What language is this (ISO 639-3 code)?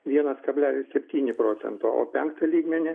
lit